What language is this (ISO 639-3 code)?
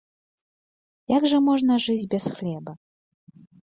bel